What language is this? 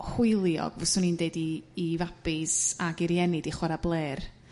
Welsh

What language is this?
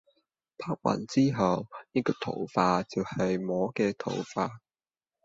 Cantonese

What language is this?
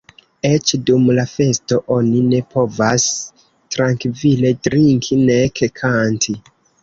Esperanto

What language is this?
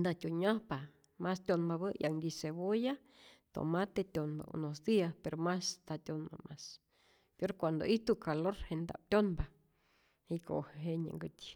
Rayón Zoque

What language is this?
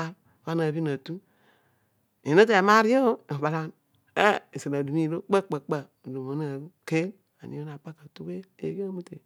Odual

